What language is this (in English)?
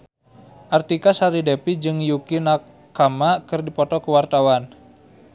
Sundanese